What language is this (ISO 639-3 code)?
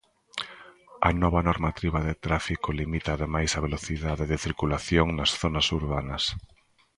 glg